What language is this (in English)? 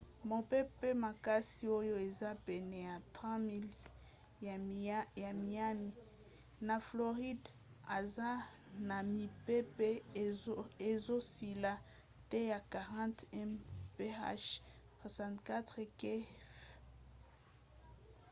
Lingala